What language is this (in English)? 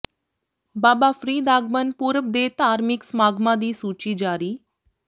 Punjabi